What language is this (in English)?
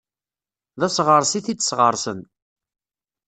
Kabyle